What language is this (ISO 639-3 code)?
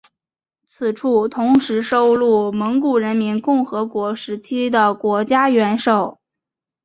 zho